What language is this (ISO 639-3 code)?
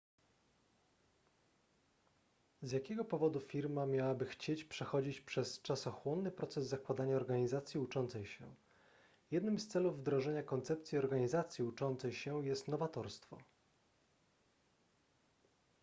pol